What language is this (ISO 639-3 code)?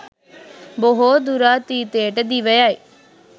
sin